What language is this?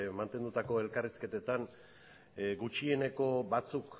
Basque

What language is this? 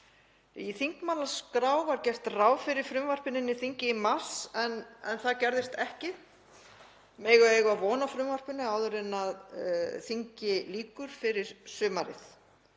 Icelandic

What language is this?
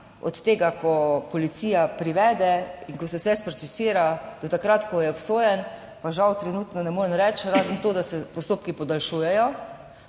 Slovenian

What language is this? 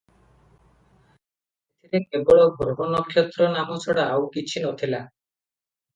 Odia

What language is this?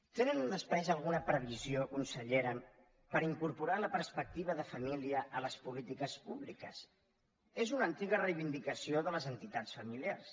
Catalan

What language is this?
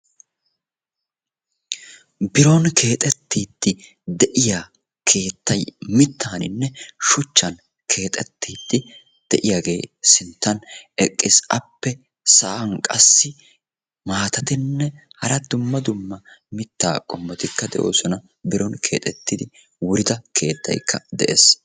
Wolaytta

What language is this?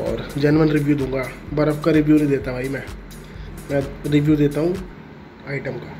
Hindi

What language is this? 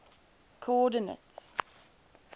English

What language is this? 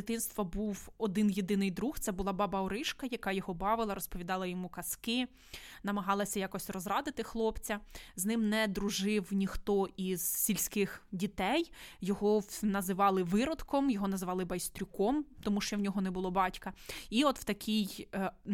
Ukrainian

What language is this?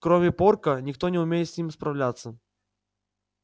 Russian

